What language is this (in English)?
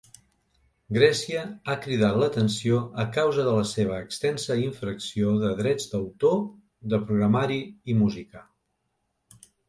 Catalan